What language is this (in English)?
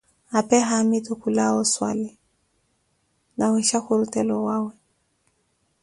Koti